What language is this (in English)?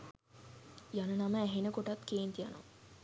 Sinhala